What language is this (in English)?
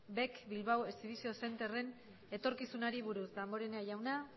Basque